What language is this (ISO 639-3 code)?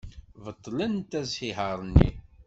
kab